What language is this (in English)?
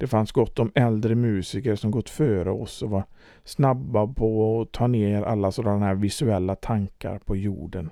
Swedish